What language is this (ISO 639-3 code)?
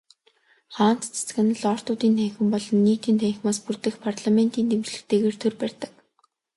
mon